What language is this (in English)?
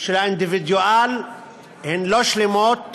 Hebrew